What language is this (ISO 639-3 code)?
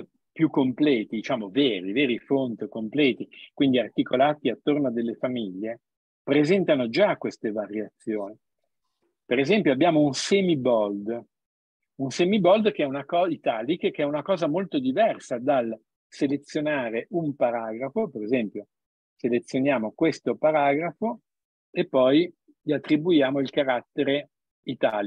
ita